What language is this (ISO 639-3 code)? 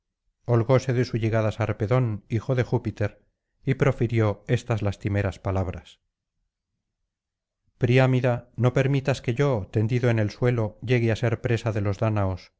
spa